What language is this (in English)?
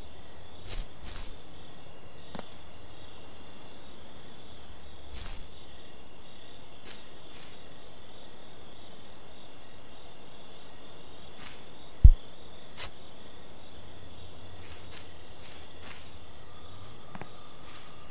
Indonesian